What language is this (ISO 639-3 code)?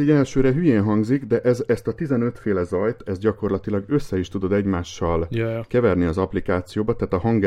hun